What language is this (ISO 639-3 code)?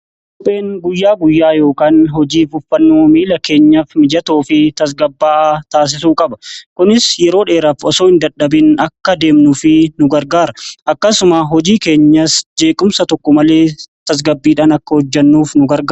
orm